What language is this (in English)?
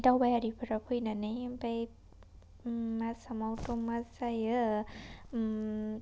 Bodo